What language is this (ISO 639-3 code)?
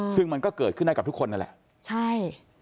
tha